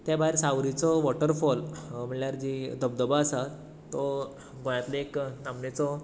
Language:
Konkani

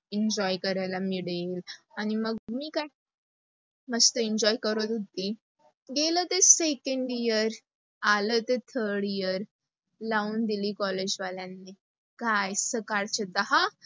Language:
Marathi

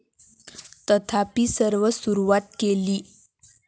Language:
Marathi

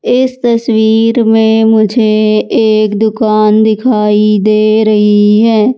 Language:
Hindi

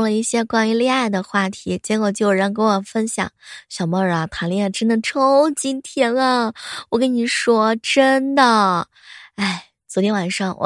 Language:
Chinese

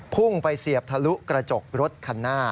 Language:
Thai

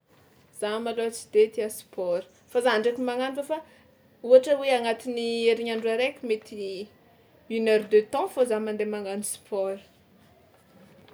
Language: Tsimihety Malagasy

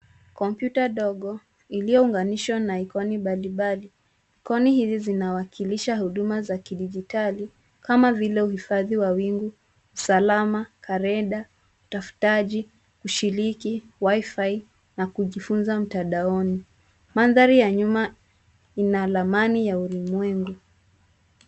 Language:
Swahili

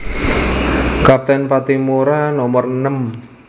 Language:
Javanese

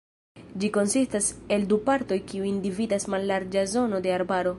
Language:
Esperanto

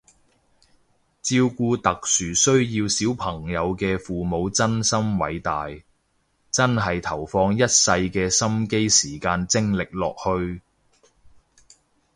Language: Cantonese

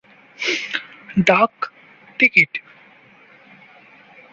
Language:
Bangla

